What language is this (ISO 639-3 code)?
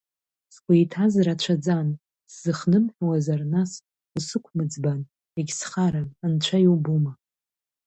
abk